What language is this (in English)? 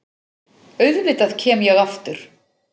Icelandic